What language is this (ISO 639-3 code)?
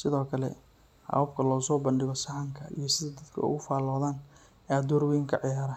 som